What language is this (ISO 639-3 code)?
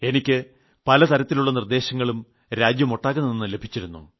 mal